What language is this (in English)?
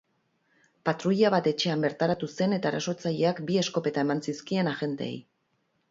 Basque